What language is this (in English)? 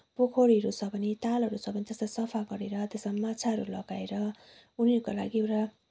Nepali